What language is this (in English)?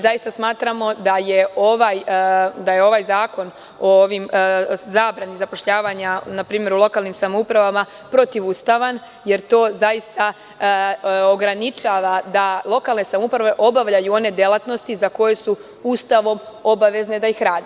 Serbian